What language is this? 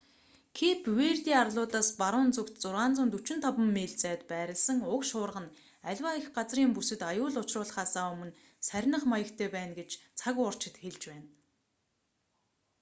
Mongolian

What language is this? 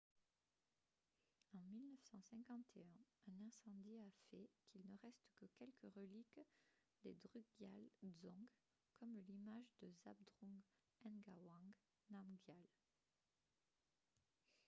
French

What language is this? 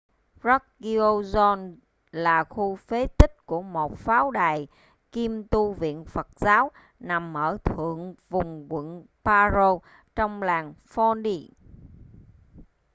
Vietnamese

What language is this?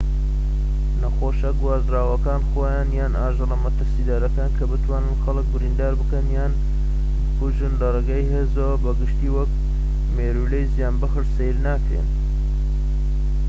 Central Kurdish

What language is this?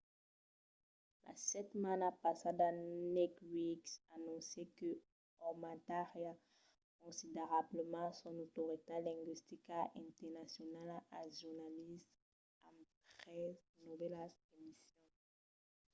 Occitan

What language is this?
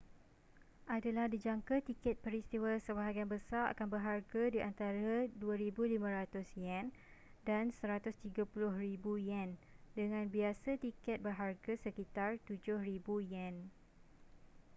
Malay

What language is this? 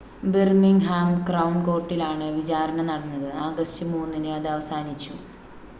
Malayalam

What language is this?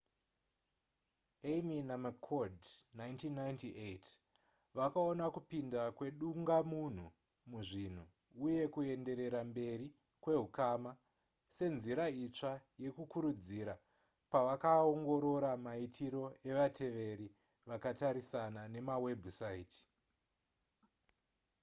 Shona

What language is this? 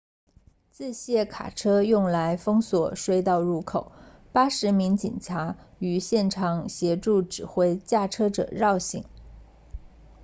Chinese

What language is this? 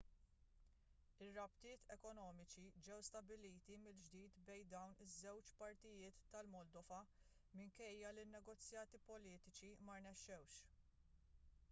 Maltese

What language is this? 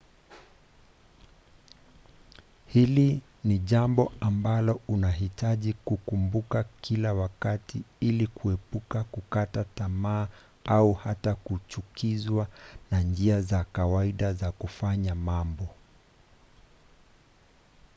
Swahili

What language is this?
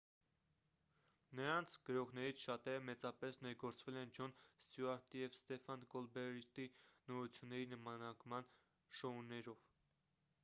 Armenian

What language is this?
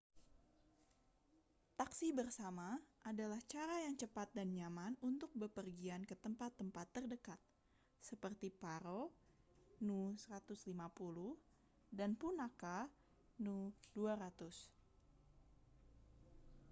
Indonesian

